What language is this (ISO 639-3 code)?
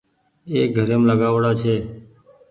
gig